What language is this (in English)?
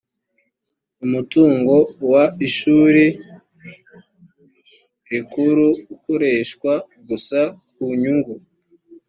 Kinyarwanda